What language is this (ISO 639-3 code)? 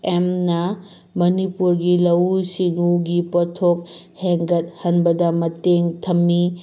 mni